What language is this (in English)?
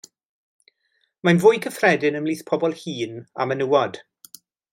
Welsh